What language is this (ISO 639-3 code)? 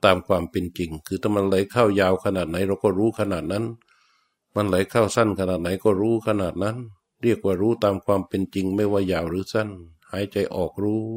tha